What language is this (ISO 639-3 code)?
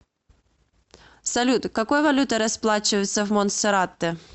rus